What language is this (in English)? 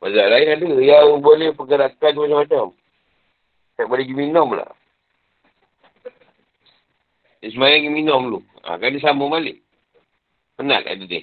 Malay